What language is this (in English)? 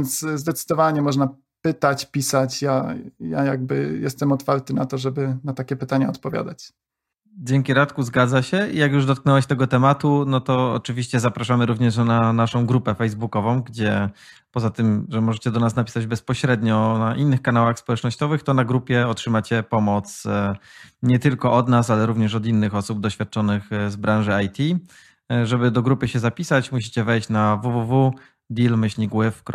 Polish